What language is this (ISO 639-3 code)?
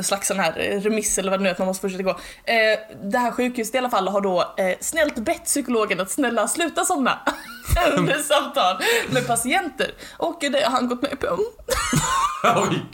swe